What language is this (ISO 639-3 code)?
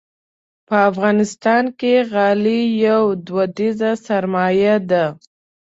pus